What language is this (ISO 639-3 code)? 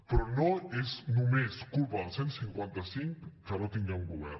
cat